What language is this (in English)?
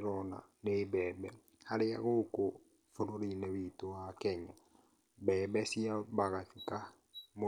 Kikuyu